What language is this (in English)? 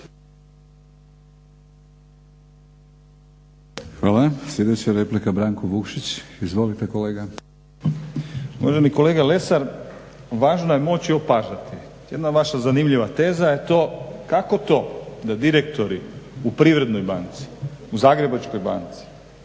Croatian